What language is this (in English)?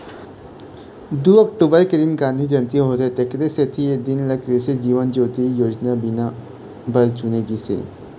Chhattisgarhi